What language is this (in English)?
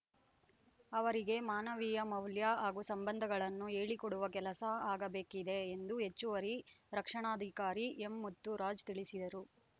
Kannada